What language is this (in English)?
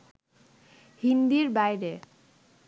Bangla